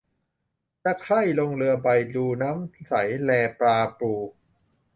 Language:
Thai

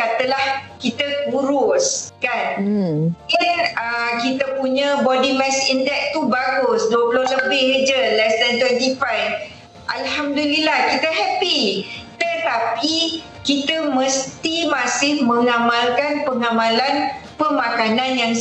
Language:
Malay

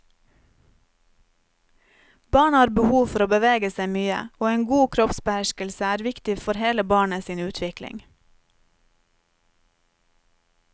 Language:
Norwegian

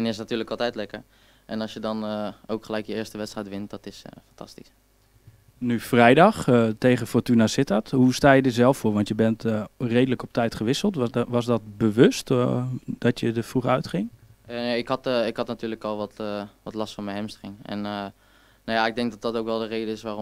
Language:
Dutch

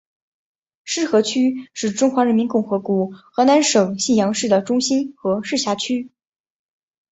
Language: Chinese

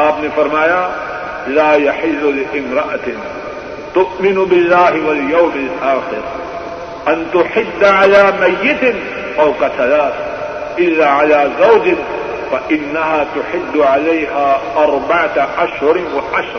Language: Urdu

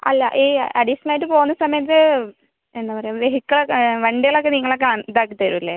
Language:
Malayalam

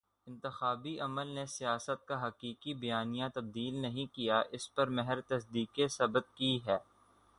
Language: Urdu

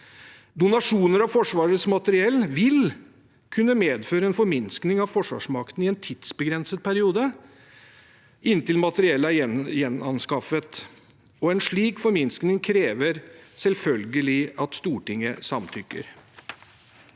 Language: Norwegian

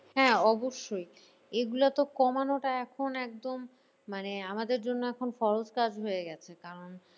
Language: Bangla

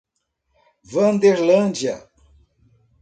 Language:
Portuguese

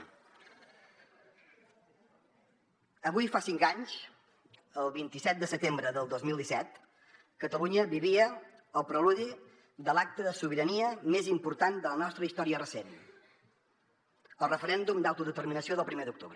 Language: Catalan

